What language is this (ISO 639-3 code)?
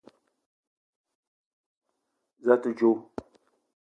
eto